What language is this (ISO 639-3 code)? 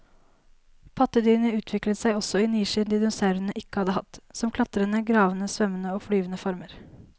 nor